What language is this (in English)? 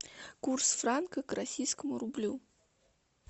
Russian